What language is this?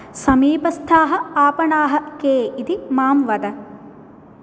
Sanskrit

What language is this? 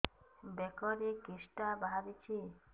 Odia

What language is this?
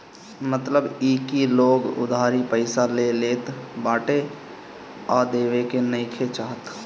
Bhojpuri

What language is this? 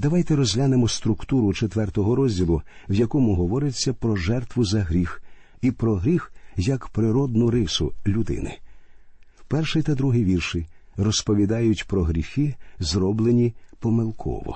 Ukrainian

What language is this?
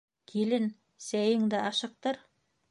Bashkir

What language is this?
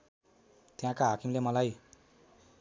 Nepali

